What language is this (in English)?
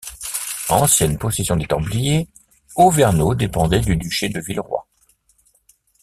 French